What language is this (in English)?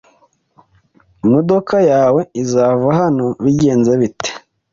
Kinyarwanda